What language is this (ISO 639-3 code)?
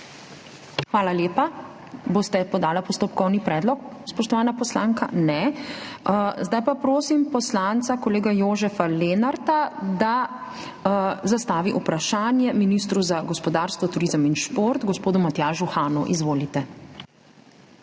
slv